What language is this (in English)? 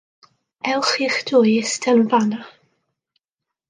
Welsh